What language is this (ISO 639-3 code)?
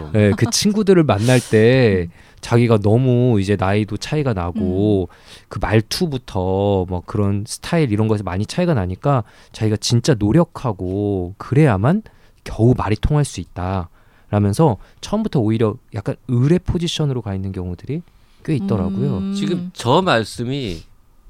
kor